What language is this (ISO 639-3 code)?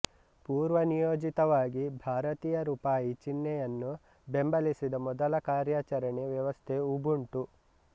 kan